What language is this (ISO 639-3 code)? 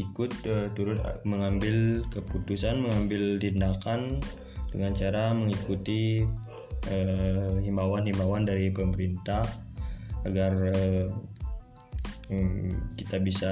ind